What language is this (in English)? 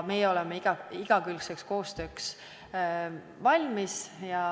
Estonian